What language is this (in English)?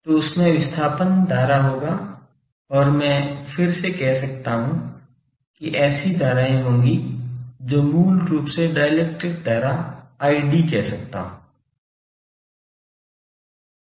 Hindi